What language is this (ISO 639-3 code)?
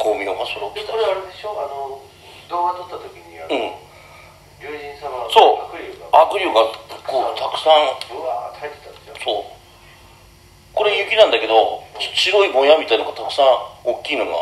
jpn